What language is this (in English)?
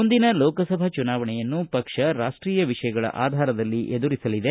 Kannada